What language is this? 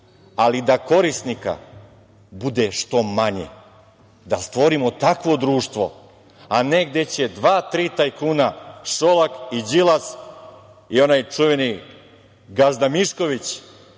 Serbian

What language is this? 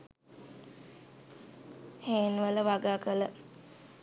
Sinhala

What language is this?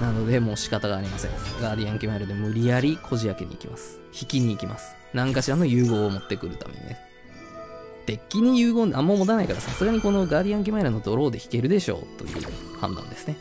Japanese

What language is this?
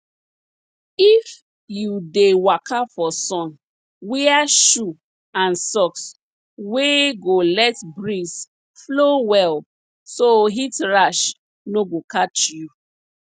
Nigerian Pidgin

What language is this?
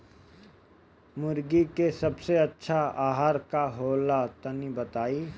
Bhojpuri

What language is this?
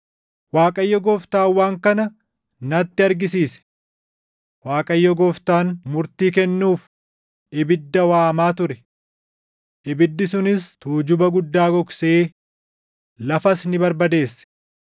Oromo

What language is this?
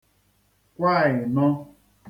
Igbo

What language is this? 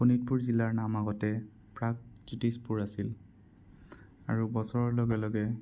Assamese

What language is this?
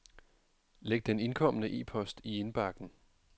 Danish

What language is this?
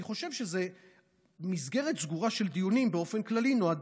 Hebrew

